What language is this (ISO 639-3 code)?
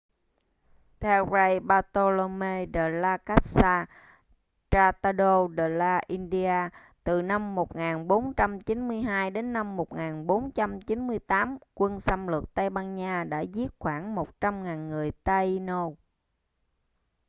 vie